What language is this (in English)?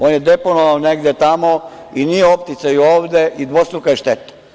Serbian